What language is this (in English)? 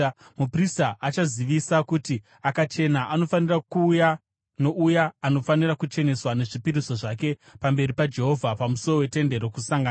Shona